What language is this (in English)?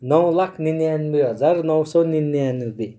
Nepali